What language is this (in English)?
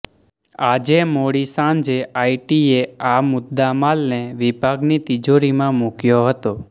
Gujarati